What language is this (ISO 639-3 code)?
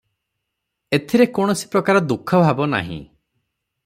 ori